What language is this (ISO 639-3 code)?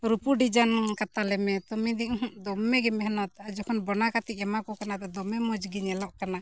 sat